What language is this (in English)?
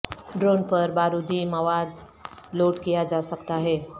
Urdu